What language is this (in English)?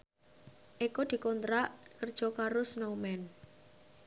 Javanese